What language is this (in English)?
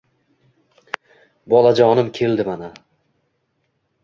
Uzbek